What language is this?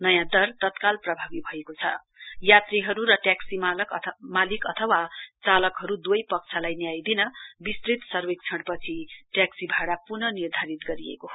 Nepali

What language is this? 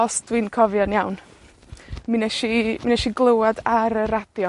Welsh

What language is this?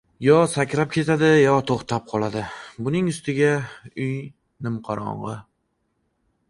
Uzbek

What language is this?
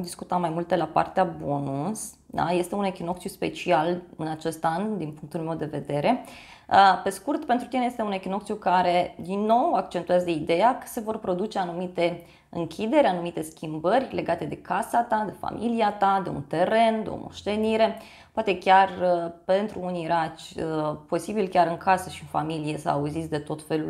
Romanian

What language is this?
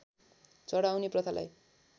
Nepali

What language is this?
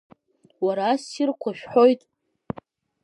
Abkhazian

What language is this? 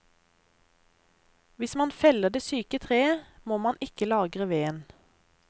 Norwegian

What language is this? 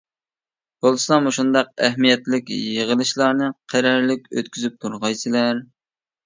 Uyghur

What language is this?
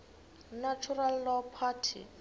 Xhosa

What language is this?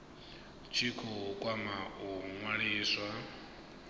Venda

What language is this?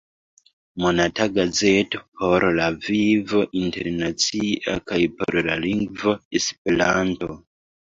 Esperanto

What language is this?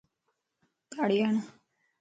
Lasi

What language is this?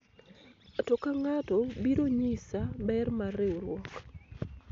Luo (Kenya and Tanzania)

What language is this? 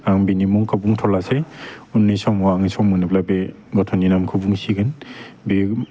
Bodo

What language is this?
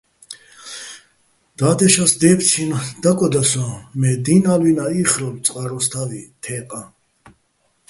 Bats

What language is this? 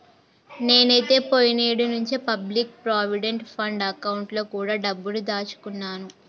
Telugu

